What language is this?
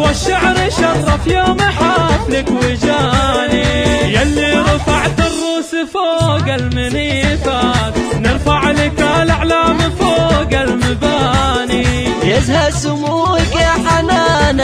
Arabic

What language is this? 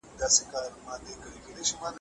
Pashto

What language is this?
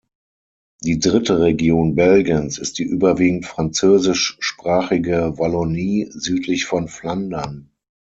German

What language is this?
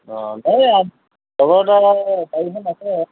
Assamese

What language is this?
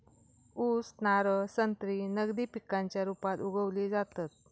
Marathi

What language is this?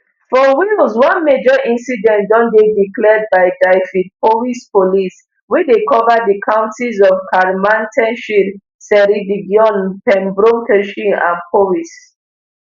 Nigerian Pidgin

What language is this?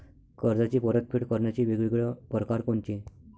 Marathi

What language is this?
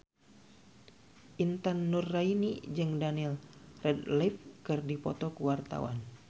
Sundanese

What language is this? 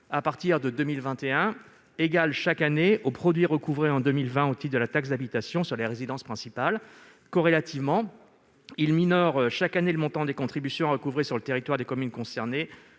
French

